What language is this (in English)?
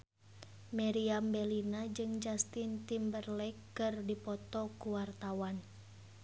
Sundanese